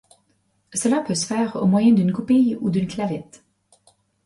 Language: French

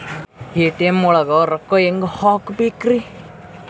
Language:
Kannada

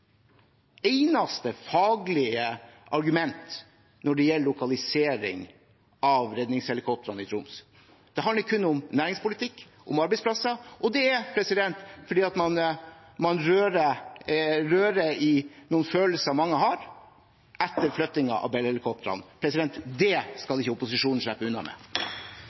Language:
Norwegian Bokmål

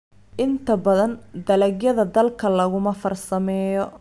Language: Somali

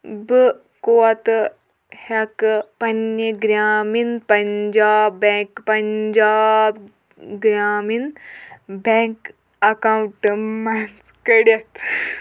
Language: Kashmiri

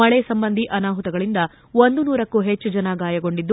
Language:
Kannada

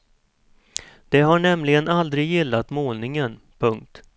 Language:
Swedish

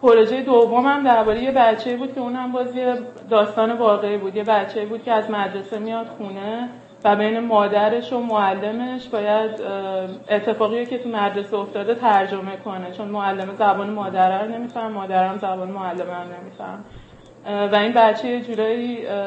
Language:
Persian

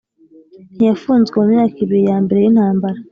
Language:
Kinyarwanda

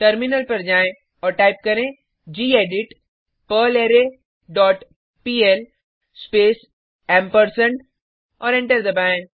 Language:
Hindi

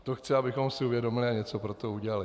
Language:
Czech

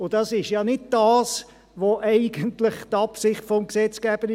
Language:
Swiss German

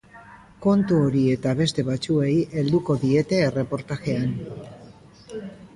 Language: Basque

